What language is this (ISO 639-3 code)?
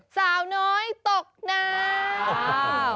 tha